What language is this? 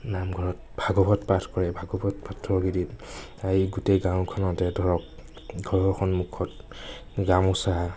Assamese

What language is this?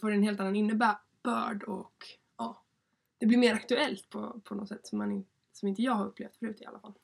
Swedish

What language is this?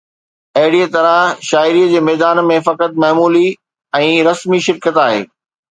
Sindhi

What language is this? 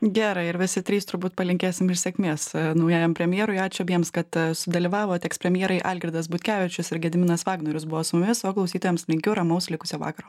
Lithuanian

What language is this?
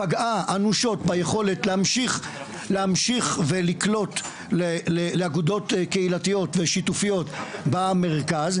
Hebrew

